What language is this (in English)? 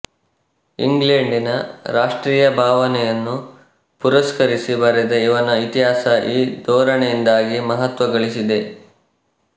Kannada